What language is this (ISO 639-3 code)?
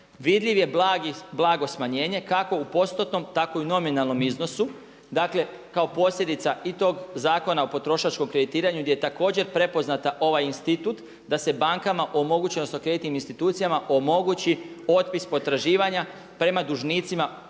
hrv